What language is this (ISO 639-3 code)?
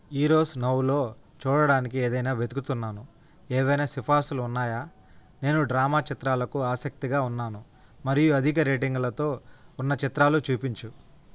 tel